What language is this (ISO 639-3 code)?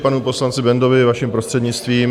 ces